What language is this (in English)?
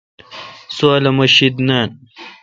Kalkoti